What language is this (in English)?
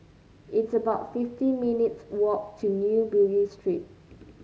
English